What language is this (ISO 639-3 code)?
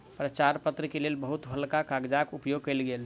mai